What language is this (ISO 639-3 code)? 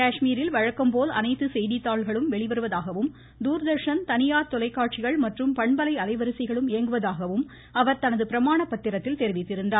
tam